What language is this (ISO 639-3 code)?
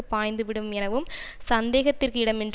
tam